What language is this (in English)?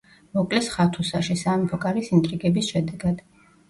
Georgian